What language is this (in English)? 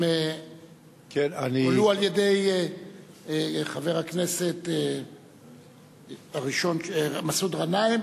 Hebrew